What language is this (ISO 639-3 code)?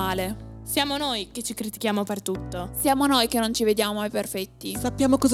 ita